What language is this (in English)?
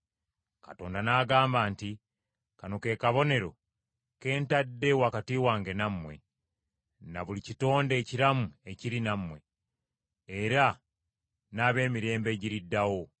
Ganda